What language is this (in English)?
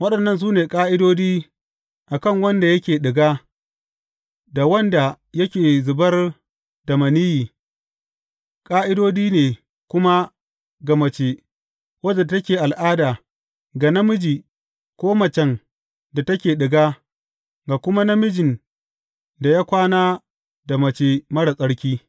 Hausa